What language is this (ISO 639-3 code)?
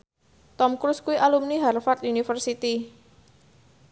jav